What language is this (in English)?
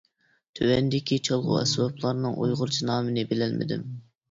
Uyghur